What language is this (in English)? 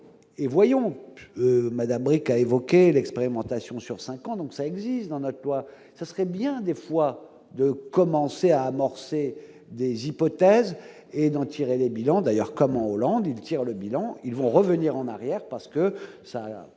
French